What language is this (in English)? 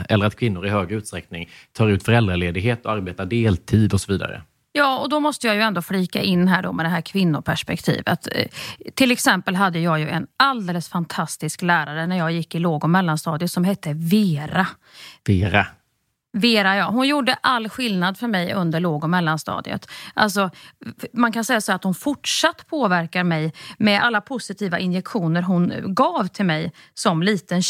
Swedish